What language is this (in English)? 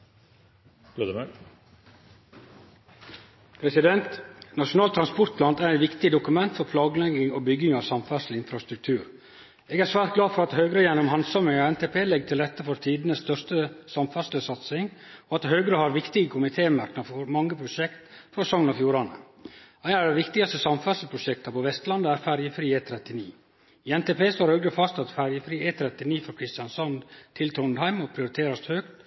Norwegian